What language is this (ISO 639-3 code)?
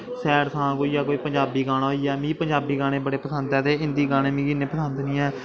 doi